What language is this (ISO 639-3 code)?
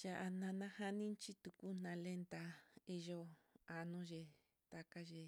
vmm